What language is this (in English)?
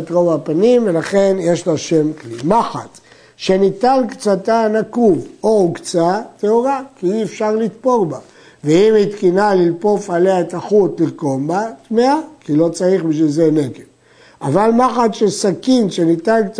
Hebrew